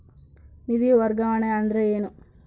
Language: Kannada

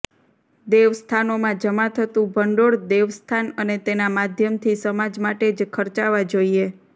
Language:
Gujarati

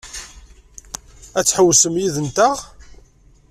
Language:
Kabyle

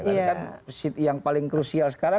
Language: Indonesian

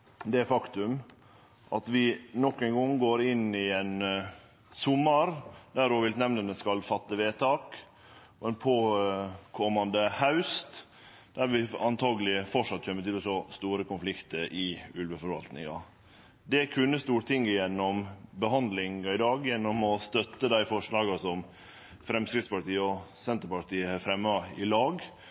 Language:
Norwegian Nynorsk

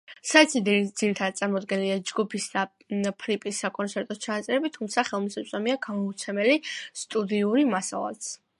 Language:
Georgian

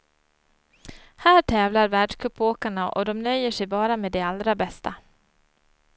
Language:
Swedish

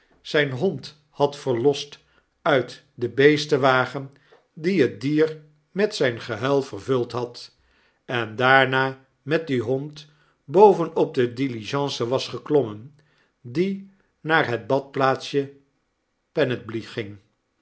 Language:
Dutch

